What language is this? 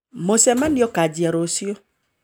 Kikuyu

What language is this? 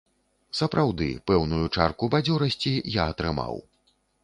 Belarusian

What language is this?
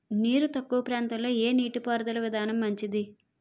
Telugu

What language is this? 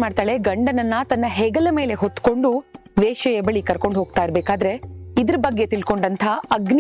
Kannada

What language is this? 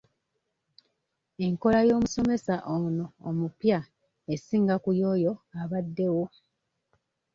Ganda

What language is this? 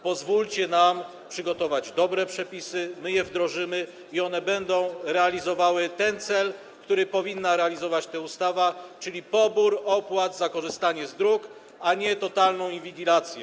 Polish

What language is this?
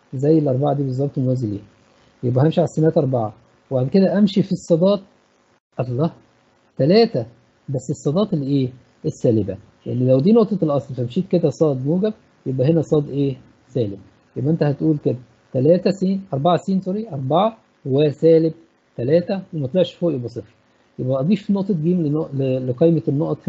Arabic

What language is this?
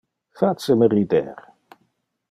Interlingua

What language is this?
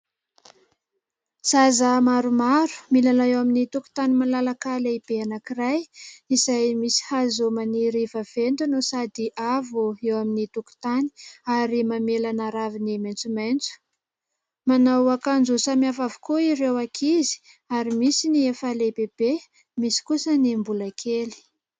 Malagasy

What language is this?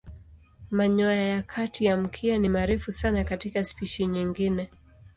Swahili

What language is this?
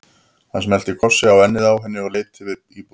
Icelandic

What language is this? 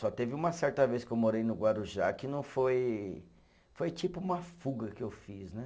Portuguese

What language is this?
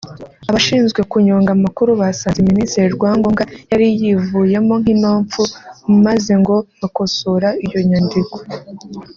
Kinyarwanda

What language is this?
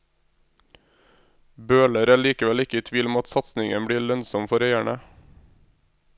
Norwegian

